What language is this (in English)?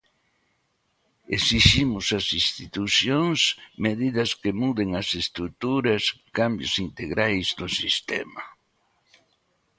Galician